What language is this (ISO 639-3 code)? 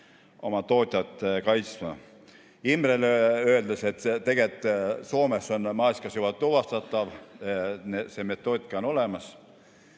est